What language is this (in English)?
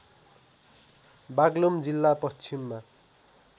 Nepali